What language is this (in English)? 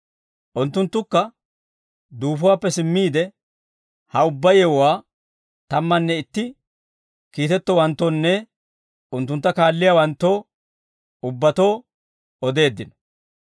Dawro